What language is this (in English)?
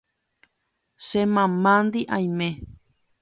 Guarani